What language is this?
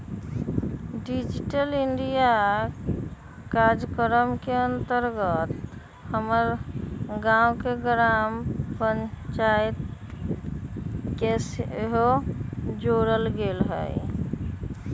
Magahi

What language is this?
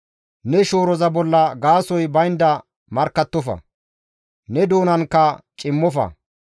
Gamo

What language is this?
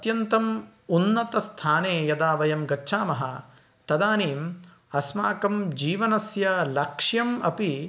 Sanskrit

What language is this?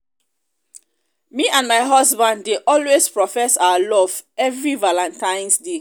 Nigerian Pidgin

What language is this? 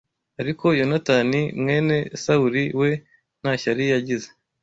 Kinyarwanda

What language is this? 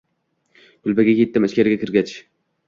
Uzbek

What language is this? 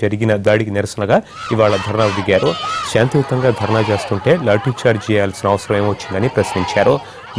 Romanian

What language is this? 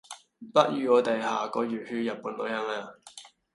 Cantonese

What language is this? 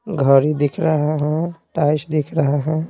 Hindi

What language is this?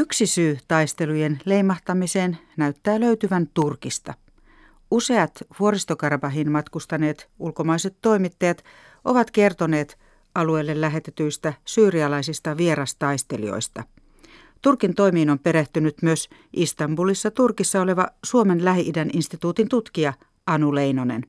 Finnish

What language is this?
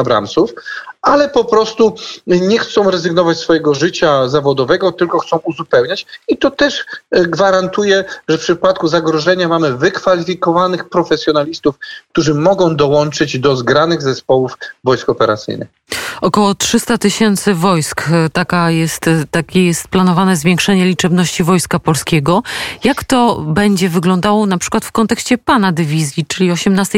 Polish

